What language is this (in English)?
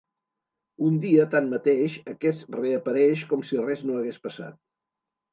Catalan